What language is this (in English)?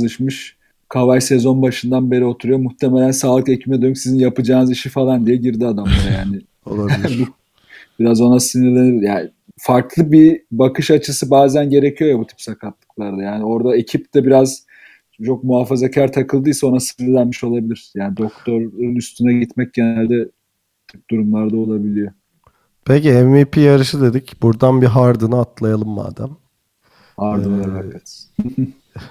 Turkish